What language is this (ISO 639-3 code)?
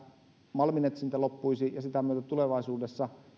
fin